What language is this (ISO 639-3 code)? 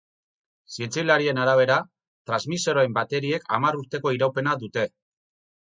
eus